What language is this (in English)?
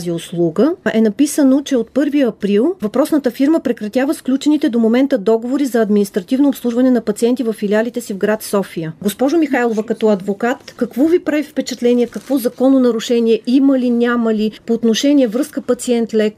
Bulgarian